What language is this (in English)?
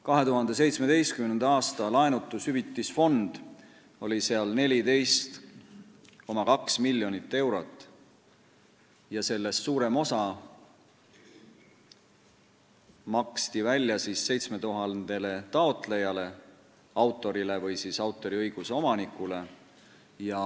Estonian